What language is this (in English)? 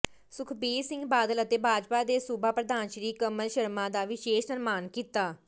Punjabi